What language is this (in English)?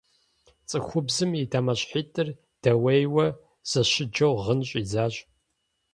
Kabardian